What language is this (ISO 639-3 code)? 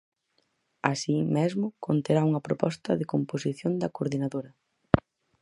glg